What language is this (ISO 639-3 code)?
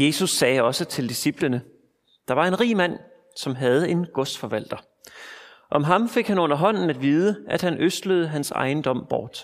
dan